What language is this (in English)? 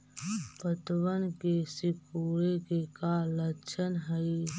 Magahi